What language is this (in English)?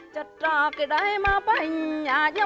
Vietnamese